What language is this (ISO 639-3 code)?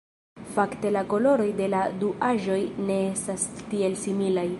epo